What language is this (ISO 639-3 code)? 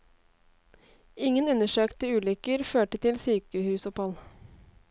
nor